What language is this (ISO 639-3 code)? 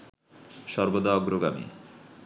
ben